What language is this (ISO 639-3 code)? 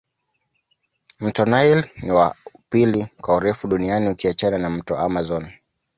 swa